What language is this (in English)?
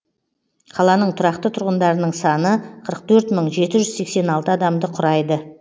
Kazakh